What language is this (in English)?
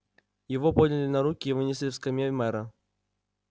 Russian